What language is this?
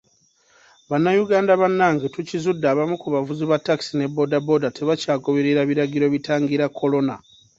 Ganda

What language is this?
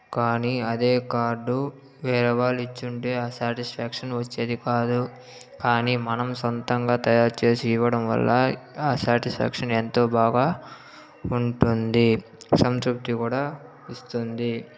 Telugu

